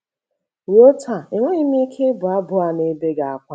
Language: Igbo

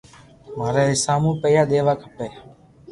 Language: Loarki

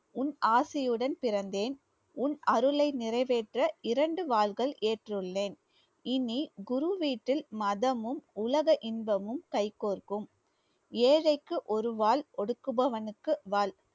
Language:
Tamil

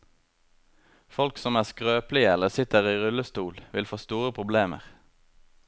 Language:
Norwegian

